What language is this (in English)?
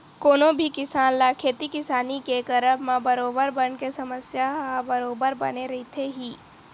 Chhattisgarhi